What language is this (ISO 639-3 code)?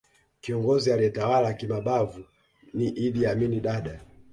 swa